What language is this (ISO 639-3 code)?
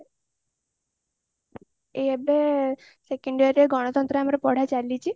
ori